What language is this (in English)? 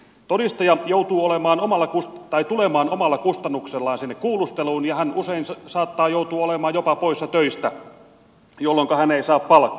Finnish